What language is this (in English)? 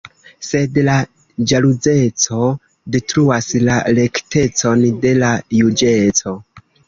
Esperanto